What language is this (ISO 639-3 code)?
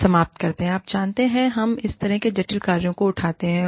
hin